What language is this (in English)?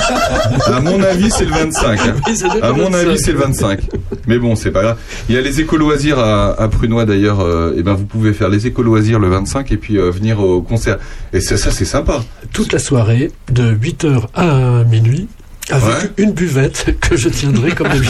French